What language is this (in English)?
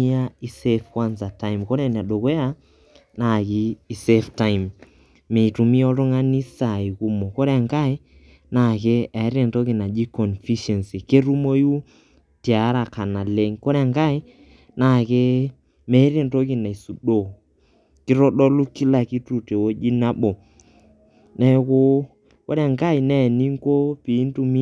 Masai